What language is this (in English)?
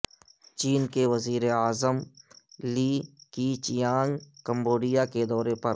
Urdu